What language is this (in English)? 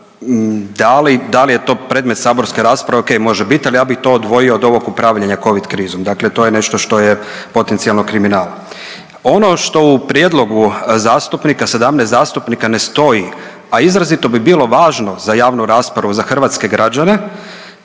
Croatian